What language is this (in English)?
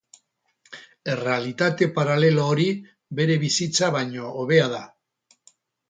Basque